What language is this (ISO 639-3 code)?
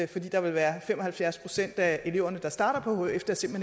dan